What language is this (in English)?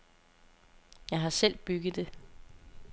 Danish